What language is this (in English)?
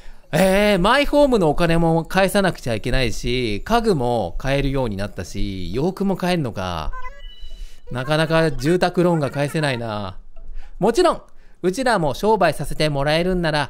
Japanese